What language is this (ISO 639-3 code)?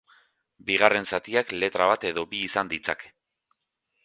eus